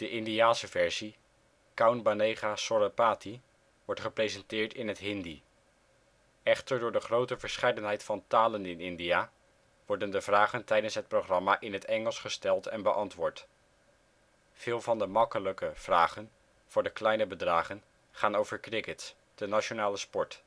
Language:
Dutch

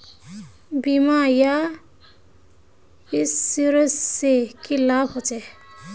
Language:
Magahi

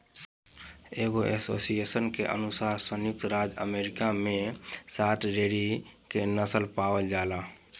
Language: Bhojpuri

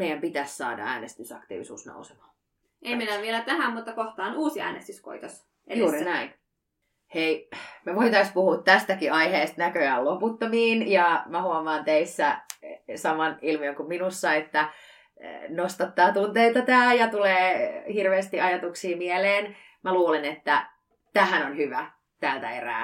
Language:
Finnish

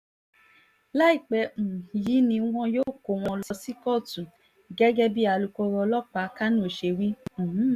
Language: Yoruba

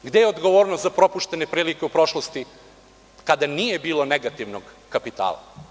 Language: Serbian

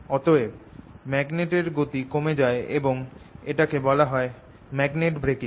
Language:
Bangla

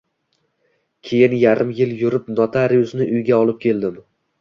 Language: Uzbek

